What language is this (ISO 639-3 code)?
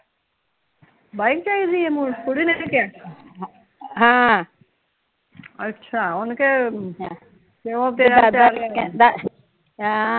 pan